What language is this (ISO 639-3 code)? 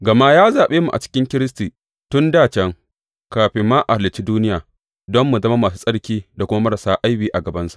hau